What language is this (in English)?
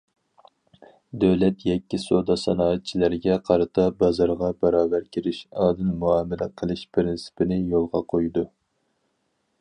Uyghur